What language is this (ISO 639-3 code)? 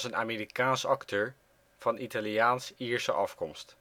nld